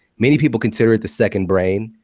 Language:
English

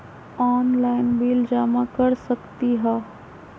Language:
Magahi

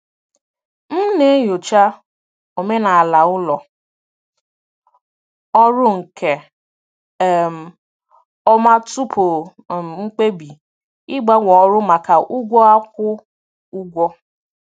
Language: Igbo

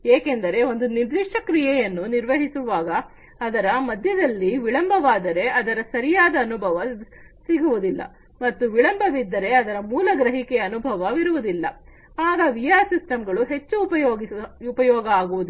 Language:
Kannada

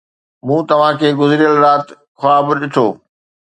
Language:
Sindhi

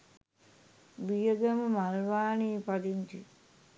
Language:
Sinhala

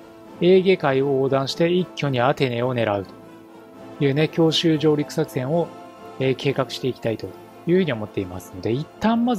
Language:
Japanese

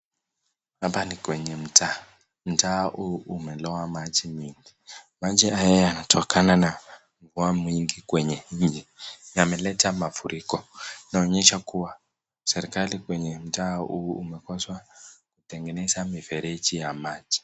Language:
Swahili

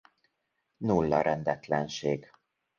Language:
Hungarian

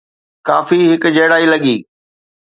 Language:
Sindhi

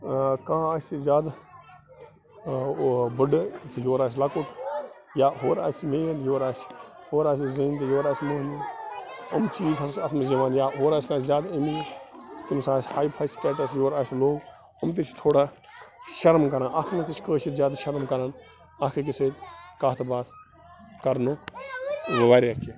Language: Kashmiri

